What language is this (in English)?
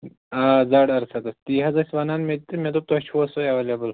Kashmiri